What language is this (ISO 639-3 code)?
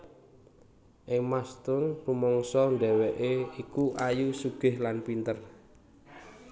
jav